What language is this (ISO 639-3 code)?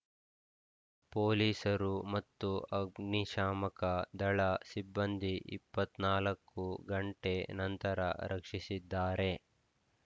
kan